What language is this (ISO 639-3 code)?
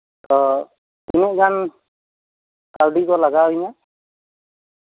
sat